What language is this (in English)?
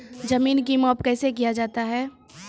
Maithili